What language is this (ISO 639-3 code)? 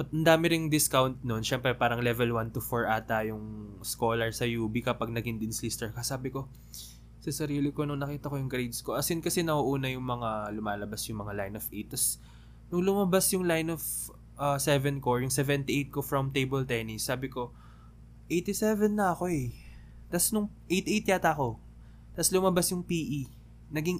fil